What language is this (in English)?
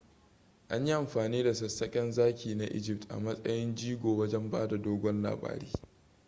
Hausa